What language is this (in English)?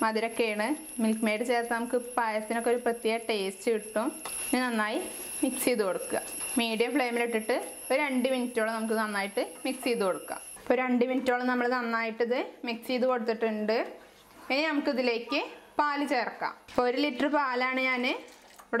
Turkish